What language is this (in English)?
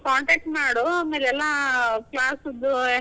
Kannada